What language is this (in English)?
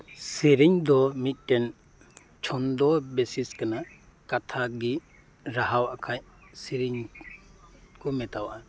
Santali